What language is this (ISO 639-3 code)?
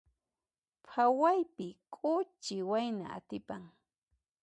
qxp